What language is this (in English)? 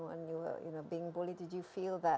Indonesian